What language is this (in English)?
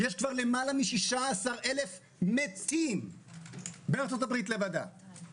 Hebrew